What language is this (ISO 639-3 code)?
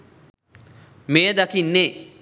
sin